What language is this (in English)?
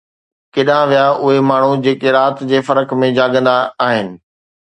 Sindhi